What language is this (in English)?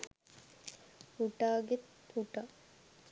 Sinhala